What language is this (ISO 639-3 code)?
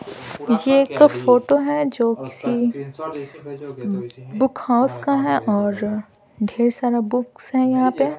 hin